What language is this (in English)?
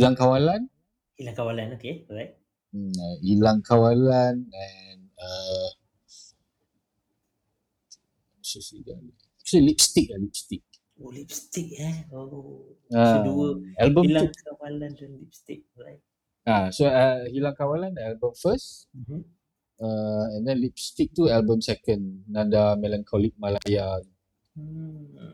Malay